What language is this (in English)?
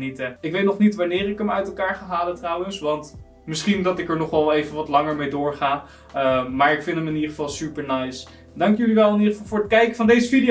Dutch